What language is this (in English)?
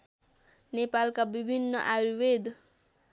Nepali